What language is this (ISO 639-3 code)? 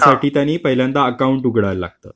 mar